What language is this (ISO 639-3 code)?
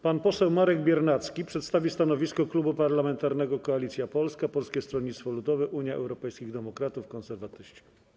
pol